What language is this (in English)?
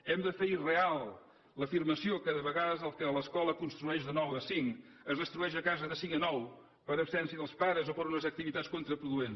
Catalan